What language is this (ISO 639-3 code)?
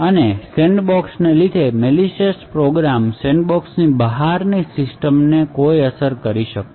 guj